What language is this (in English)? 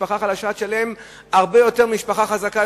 Hebrew